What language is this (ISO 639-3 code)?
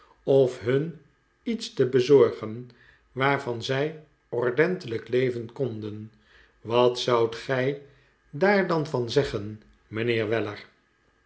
nld